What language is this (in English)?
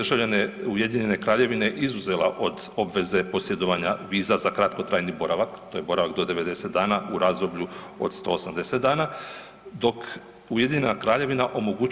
Croatian